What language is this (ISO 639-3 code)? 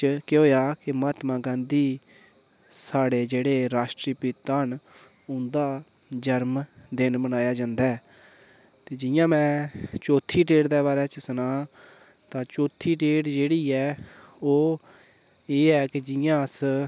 doi